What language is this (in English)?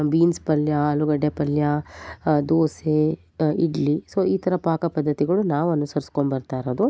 Kannada